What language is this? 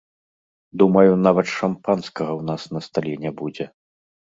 Belarusian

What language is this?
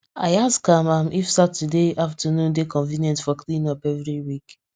Nigerian Pidgin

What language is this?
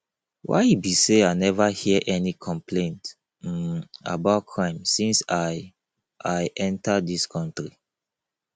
Nigerian Pidgin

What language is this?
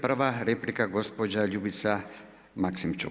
Croatian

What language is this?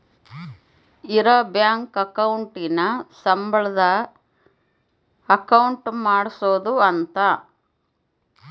Kannada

